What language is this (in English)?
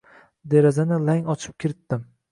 Uzbek